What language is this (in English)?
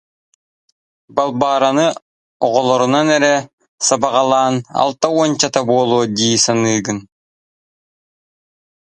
Yakut